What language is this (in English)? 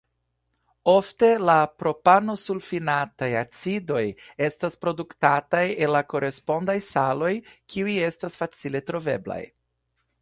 Esperanto